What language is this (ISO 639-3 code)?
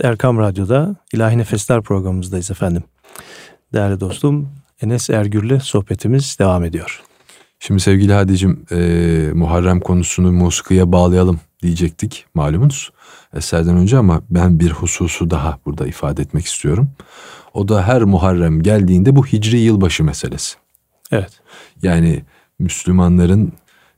tur